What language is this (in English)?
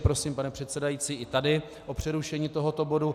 Czech